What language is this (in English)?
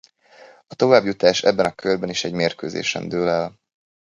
Hungarian